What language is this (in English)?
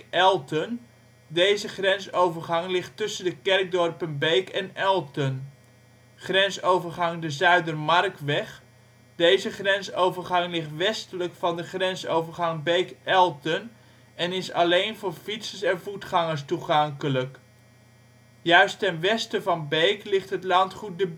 Dutch